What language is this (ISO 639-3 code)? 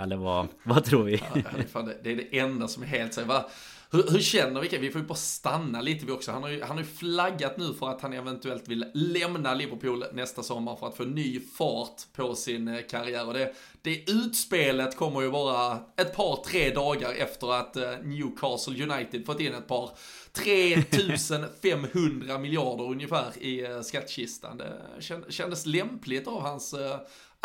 swe